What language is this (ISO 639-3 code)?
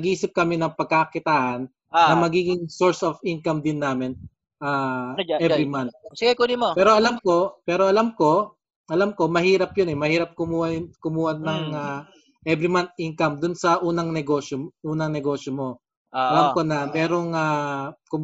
fil